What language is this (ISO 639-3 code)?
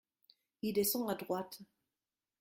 fra